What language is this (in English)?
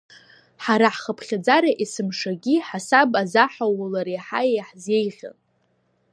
Abkhazian